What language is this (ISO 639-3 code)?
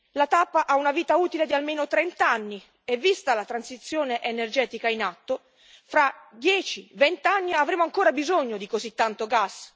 ita